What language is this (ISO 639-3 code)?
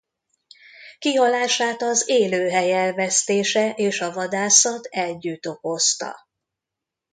hun